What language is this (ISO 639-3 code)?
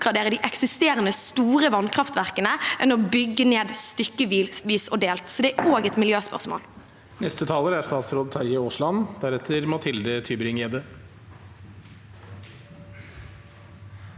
nor